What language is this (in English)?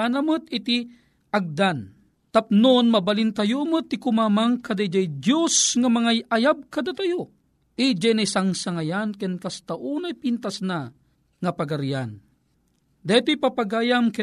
Filipino